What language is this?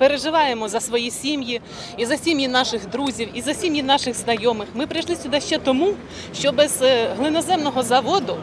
Ukrainian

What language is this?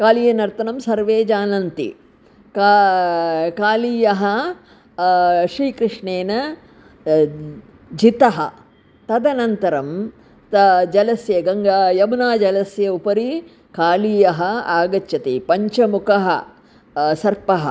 Sanskrit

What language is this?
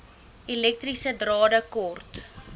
Afrikaans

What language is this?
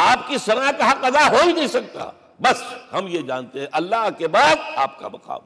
Urdu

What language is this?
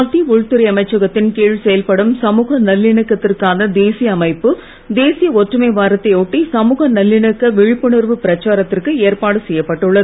Tamil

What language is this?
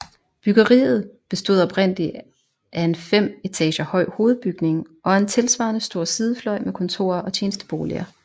Danish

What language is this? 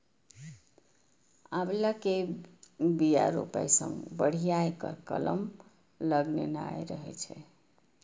Maithili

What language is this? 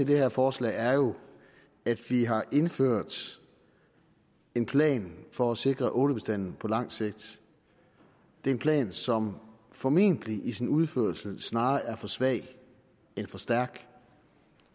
Danish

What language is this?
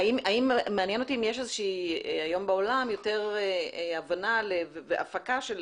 Hebrew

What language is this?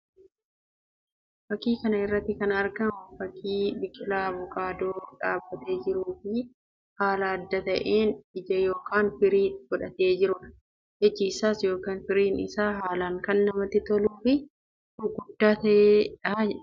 Oromo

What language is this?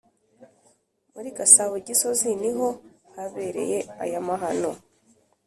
Kinyarwanda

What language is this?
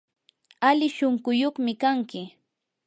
Yanahuanca Pasco Quechua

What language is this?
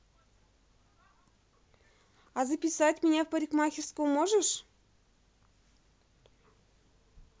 Russian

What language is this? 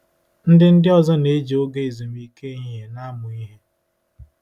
Igbo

